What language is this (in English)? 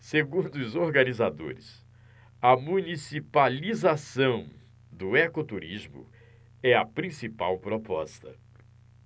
Portuguese